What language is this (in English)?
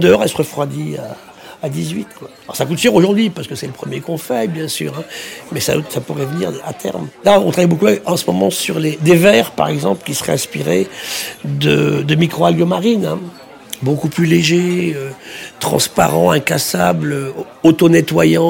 French